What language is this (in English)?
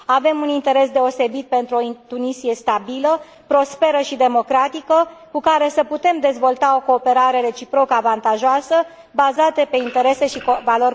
Romanian